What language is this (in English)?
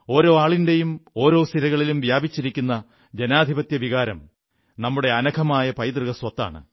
Malayalam